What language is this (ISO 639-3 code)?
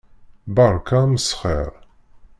kab